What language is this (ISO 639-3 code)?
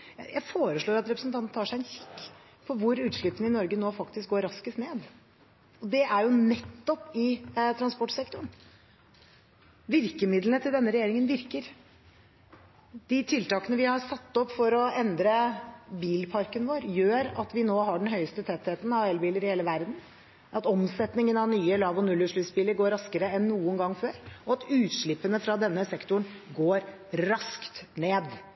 nob